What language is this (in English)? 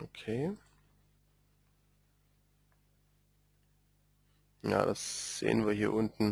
German